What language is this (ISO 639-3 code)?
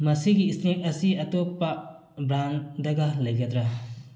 mni